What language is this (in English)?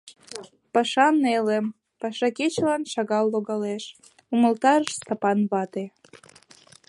Mari